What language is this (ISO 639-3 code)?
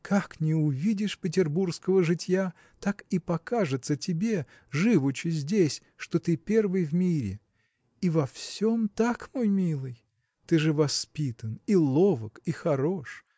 rus